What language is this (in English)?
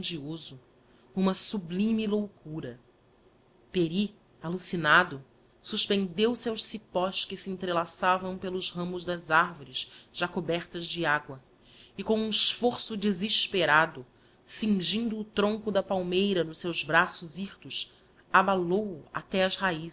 Portuguese